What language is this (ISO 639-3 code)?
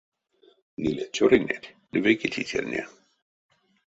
myv